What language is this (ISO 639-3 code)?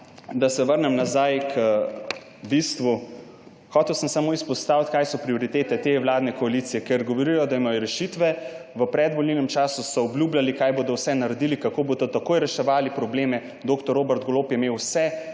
slv